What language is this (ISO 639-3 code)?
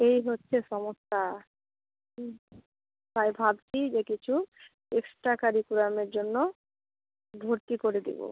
ben